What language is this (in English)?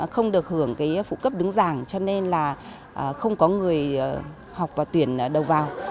Vietnamese